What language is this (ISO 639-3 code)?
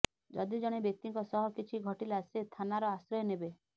ori